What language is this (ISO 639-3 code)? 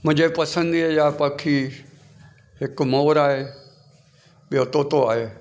snd